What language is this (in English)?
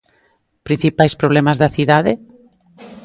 Galician